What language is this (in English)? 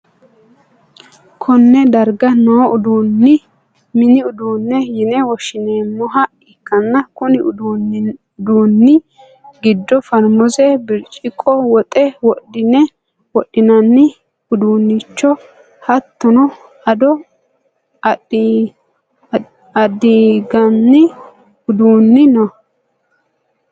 Sidamo